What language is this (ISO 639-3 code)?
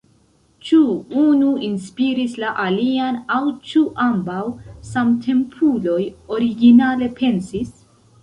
epo